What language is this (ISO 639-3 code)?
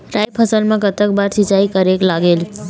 hne